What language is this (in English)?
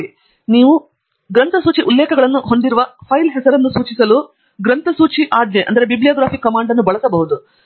Kannada